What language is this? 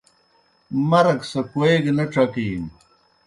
Kohistani Shina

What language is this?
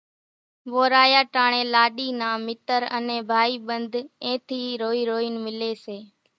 Kachi Koli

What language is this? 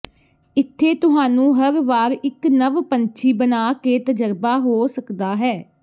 Punjabi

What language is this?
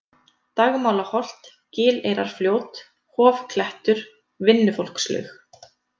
Icelandic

